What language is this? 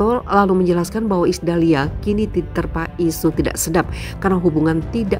Indonesian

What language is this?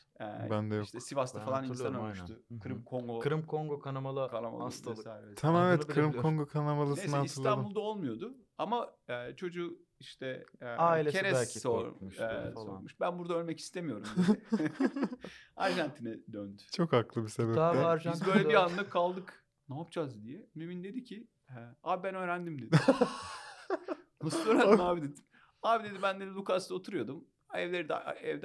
Turkish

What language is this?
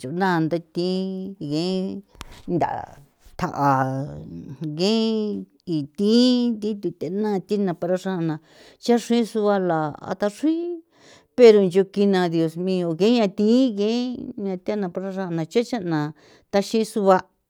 San Felipe Otlaltepec Popoloca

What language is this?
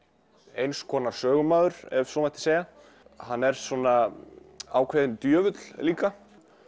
Icelandic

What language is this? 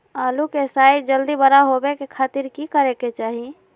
Magahi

